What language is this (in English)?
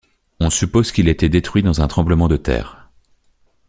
French